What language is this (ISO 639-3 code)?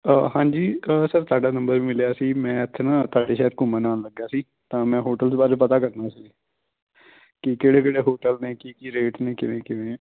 pan